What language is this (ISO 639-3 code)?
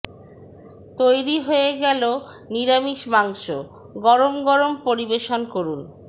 ben